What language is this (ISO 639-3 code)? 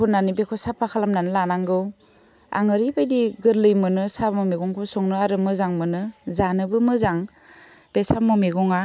brx